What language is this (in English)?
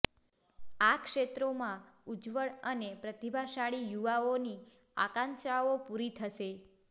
Gujarati